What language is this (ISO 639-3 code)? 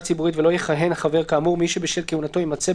heb